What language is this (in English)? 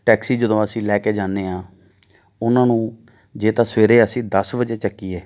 Punjabi